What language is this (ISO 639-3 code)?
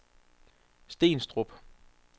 dan